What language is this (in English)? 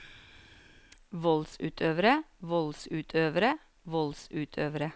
Norwegian